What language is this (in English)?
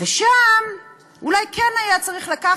Hebrew